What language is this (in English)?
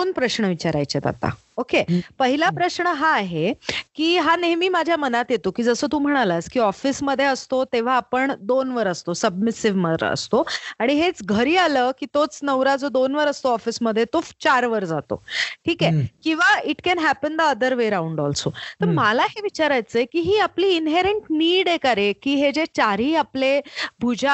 Marathi